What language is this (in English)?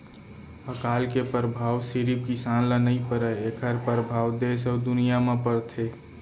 Chhattisgarhi